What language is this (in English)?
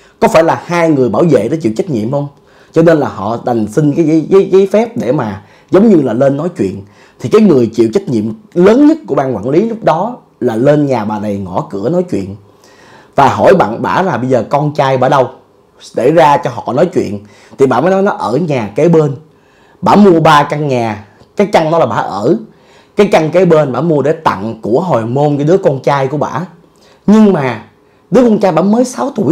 Vietnamese